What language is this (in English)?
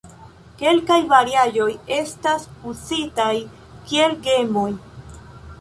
Esperanto